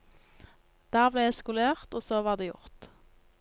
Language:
Norwegian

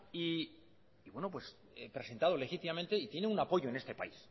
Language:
Spanish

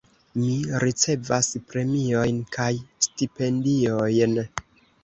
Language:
Esperanto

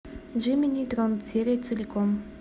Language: Russian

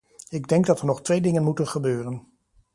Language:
Dutch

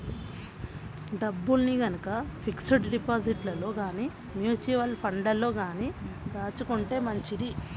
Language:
Telugu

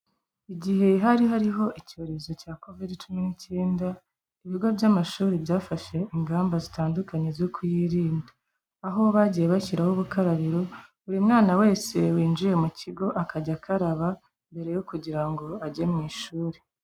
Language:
Kinyarwanda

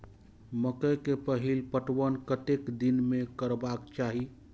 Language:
Maithili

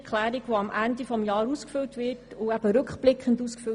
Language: Swiss German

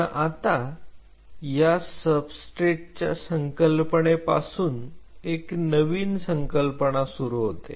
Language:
Marathi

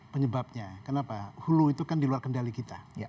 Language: Indonesian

